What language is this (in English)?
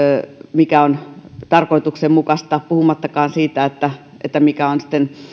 Finnish